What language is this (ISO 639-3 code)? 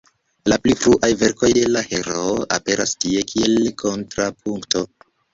epo